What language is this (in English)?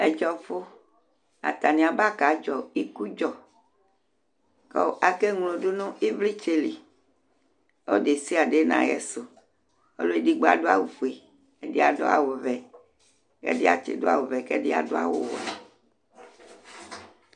Ikposo